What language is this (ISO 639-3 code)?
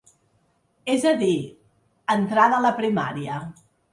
cat